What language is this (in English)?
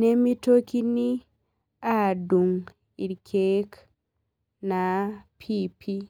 Masai